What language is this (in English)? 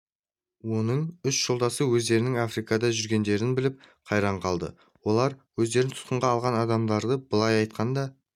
Kazakh